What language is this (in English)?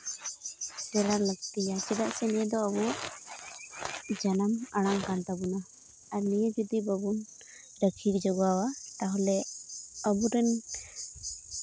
Santali